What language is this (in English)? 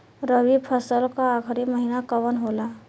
Bhojpuri